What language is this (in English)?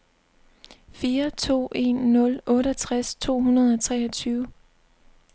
Danish